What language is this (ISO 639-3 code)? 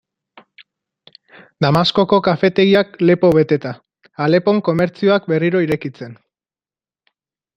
eus